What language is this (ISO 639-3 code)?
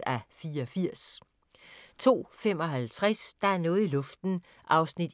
dan